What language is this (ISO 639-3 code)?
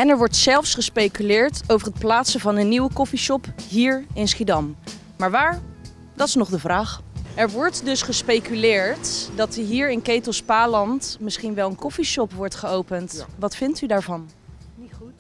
nld